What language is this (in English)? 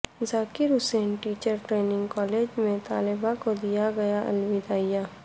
Urdu